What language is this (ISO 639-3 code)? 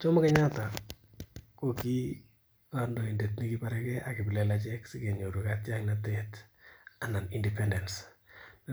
kln